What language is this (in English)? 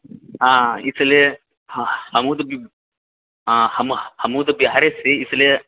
Maithili